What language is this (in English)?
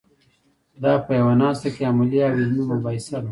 Pashto